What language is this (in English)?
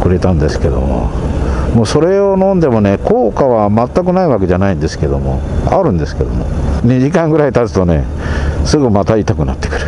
Japanese